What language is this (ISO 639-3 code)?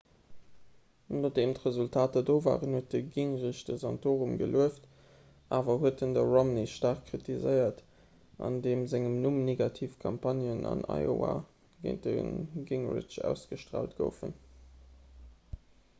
ltz